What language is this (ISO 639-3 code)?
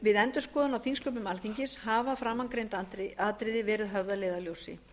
isl